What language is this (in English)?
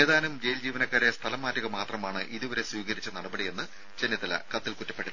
Malayalam